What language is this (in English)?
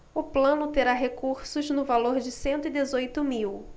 Portuguese